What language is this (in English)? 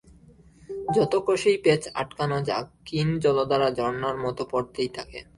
Bangla